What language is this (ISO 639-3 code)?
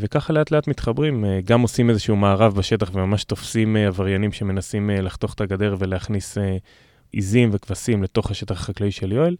heb